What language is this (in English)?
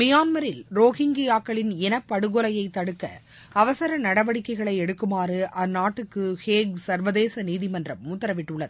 Tamil